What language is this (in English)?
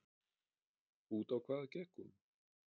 Icelandic